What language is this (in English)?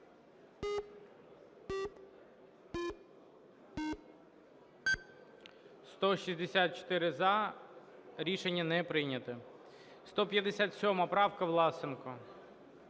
Ukrainian